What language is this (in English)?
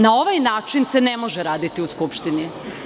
Serbian